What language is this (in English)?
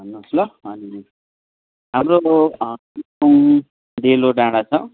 Nepali